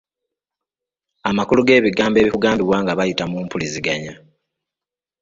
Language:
Ganda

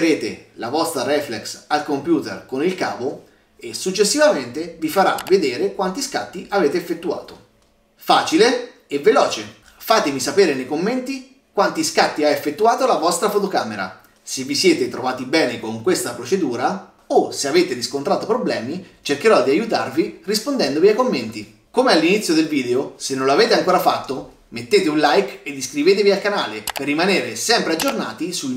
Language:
Italian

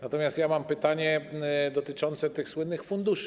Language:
Polish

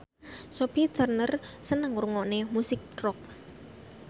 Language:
Javanese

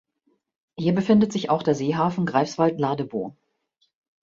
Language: German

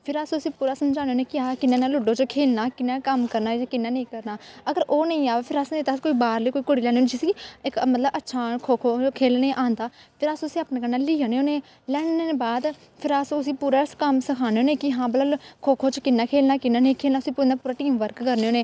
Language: Dogri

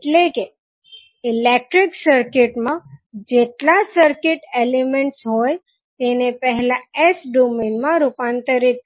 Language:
Gujarati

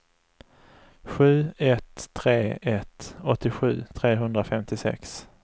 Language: Swedish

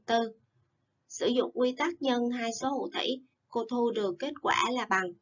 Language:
Vietnamese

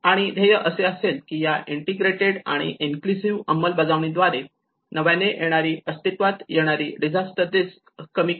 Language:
Marathi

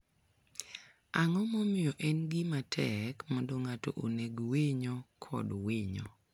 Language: Luo (Kenya and Tanzania)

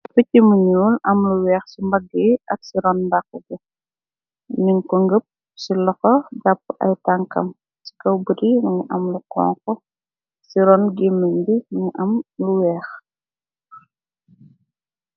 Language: Wolof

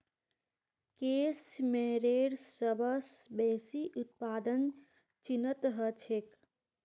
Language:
Magahi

